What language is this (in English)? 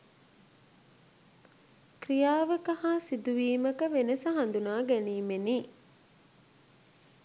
Sinhala